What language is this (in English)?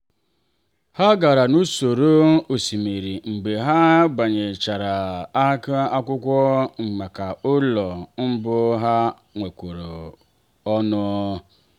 Igbo